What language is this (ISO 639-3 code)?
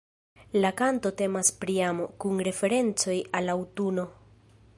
epo